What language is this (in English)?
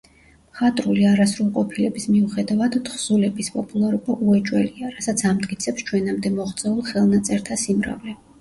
Georgian